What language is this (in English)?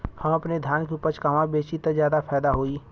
Bhojpuri